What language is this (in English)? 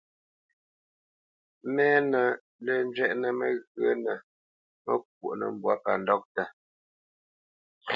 Bamenyam